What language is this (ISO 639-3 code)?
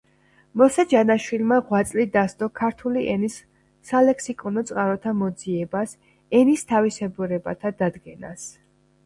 kat